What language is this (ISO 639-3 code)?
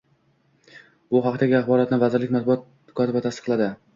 uzb